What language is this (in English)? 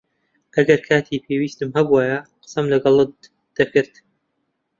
Central Kurdish